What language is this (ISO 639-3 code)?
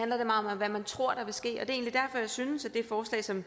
dan